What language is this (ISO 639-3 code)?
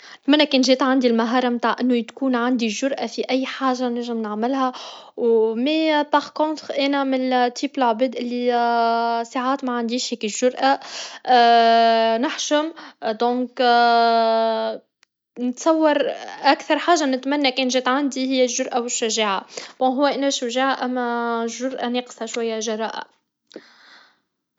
aeb